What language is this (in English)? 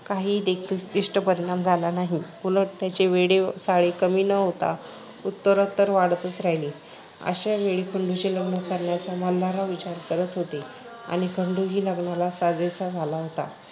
Marathi